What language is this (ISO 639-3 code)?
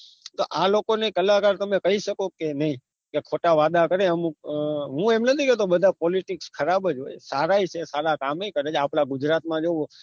guj